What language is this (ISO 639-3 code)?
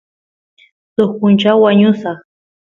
qus